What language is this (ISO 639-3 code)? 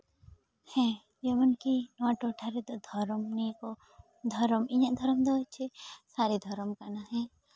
sat